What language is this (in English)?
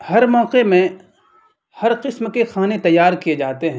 Urdu